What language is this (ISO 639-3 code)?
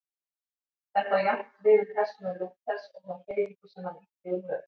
isl